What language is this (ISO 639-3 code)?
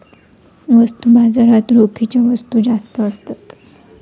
mar